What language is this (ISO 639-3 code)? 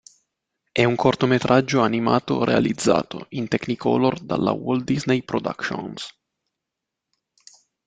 ita